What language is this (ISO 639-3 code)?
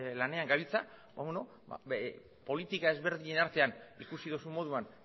eus